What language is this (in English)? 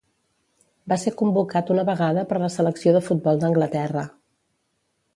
Catalan